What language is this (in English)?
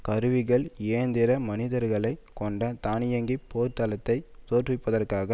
Tamil